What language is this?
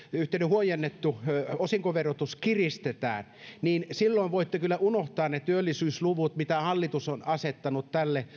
Finnish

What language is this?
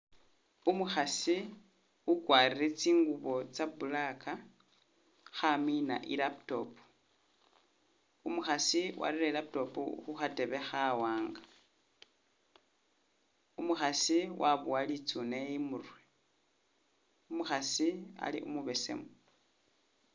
Masaaba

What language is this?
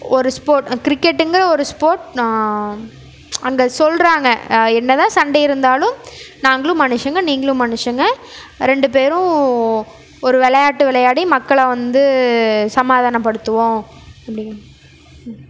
Tamil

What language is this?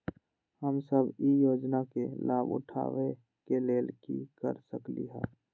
Magahi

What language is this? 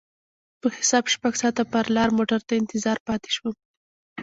Pashto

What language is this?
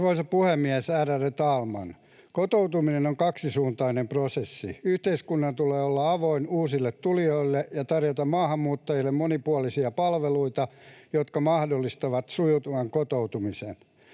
Finnish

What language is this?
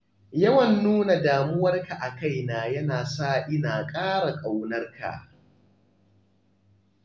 Hausa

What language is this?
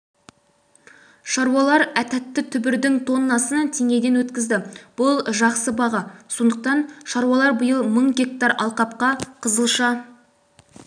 Kazakh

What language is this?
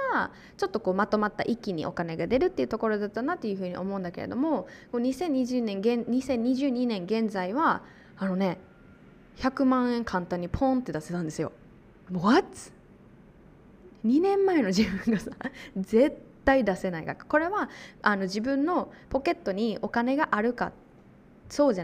Japanese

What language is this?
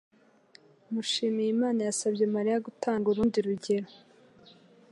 Kinyarwanda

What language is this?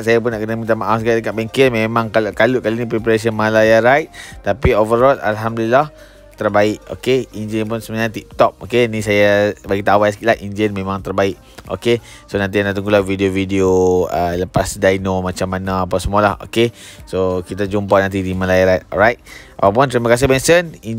Malay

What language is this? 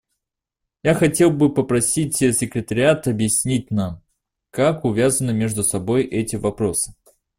Russian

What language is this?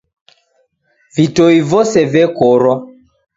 Taita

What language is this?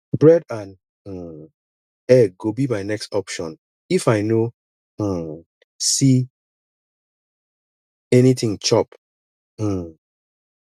Nigerian Pidgin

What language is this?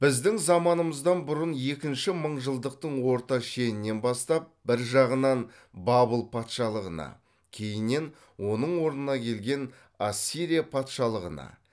Kazakh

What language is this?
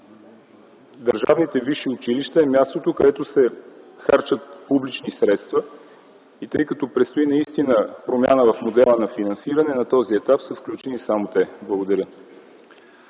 Bulgarian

